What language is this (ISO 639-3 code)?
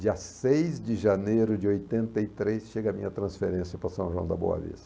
por